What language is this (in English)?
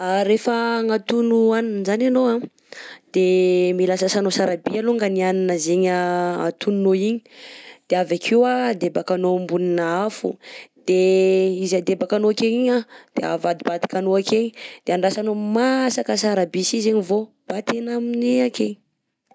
Southern Betsimisaraka Malagasy